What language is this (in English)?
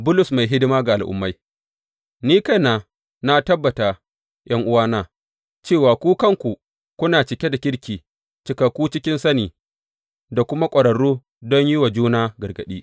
Hausa